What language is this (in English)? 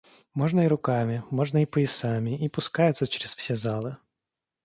Russian